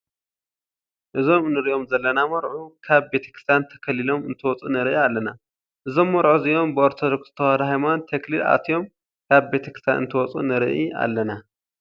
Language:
Tigrinya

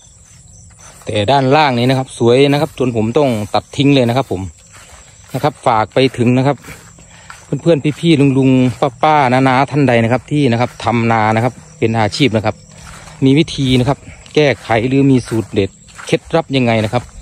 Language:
Thai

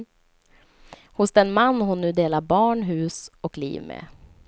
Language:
Swedish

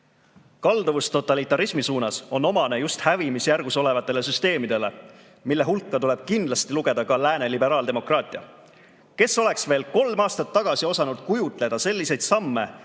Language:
Estonian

